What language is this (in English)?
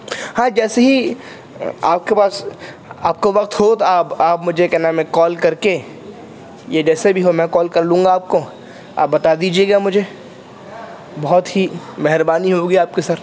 Urdu